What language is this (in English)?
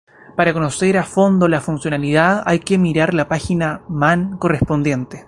Spanish